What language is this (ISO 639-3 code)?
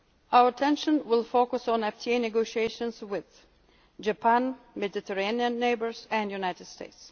eng